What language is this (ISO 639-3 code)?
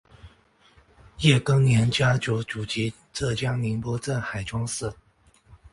zho